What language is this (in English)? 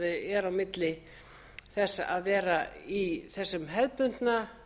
Icelandic